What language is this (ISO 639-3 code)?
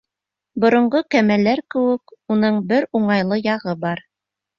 bak